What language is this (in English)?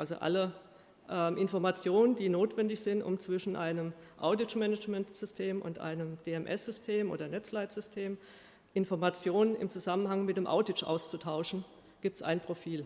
German